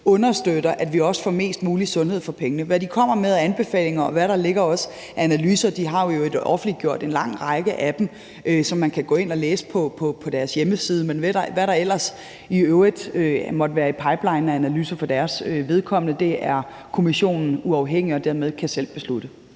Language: Danish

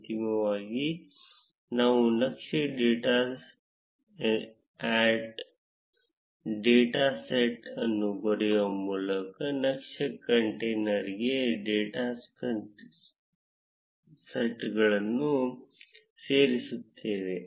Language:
Kannada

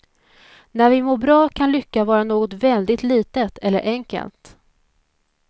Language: Swedish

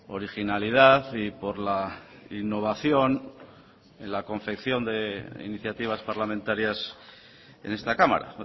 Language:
Spanish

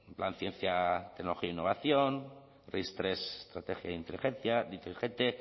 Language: Basque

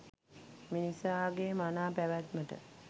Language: Sinhala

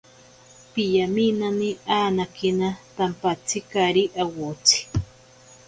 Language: Ashéninka Perené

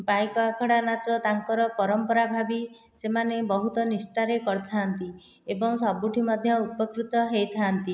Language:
Odia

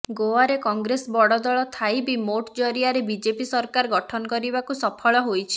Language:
Odia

